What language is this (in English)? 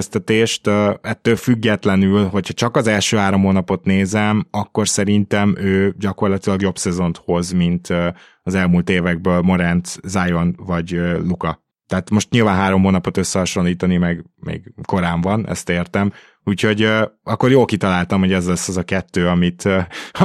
Hungarian